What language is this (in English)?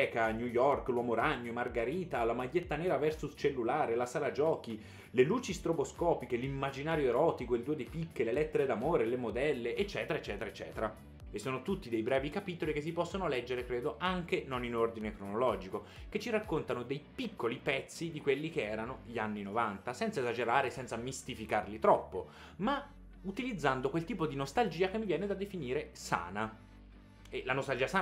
Italian